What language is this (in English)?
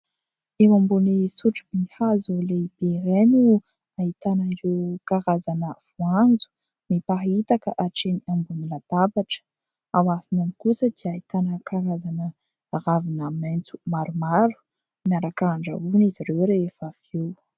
Malagasy